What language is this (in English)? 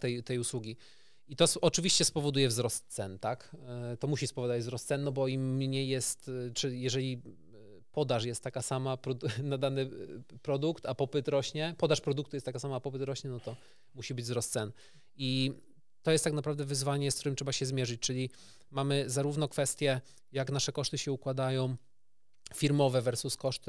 Polish